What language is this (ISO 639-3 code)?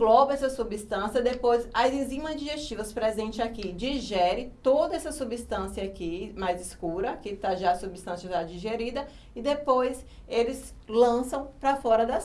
por